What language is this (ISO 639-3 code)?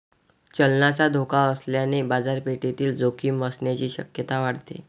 mar